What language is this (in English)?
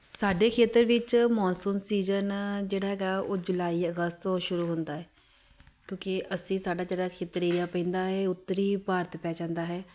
Punjabi